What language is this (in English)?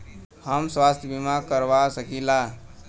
Bhojpuri